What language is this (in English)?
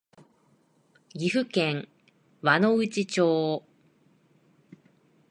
Japanese